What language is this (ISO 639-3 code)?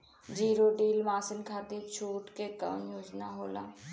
bho